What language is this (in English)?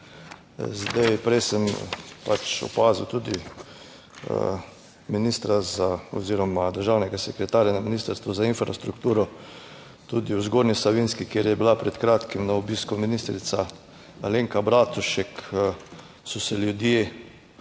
Slovenian